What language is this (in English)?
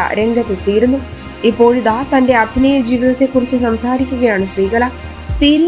Hindi